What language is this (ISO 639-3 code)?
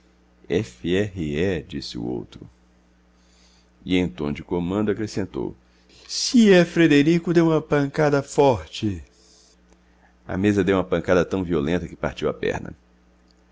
por